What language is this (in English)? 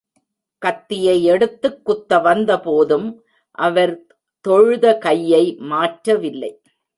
Tamil